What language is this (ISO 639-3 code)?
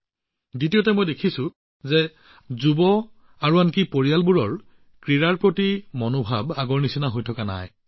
asm